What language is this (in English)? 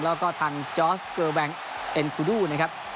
Thai